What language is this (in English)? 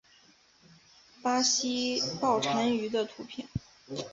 Chinese